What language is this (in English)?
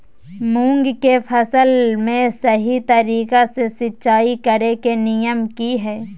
Magahi